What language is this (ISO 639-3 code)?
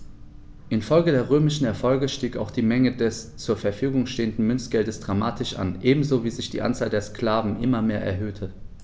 deu